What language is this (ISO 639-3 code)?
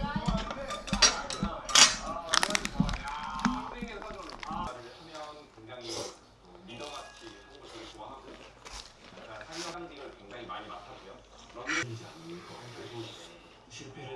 kor